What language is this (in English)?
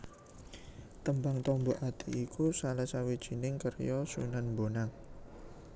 Javanese